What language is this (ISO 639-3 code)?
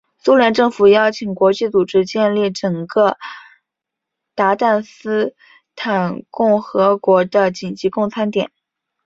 zho